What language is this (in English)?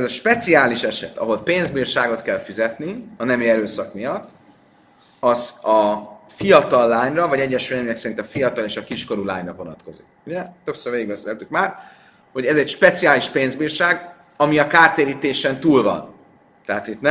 Hungarian